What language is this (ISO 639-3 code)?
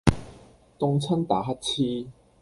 yue